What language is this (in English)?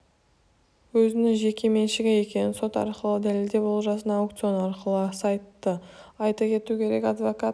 Kazakh